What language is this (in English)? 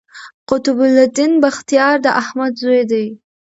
Pashto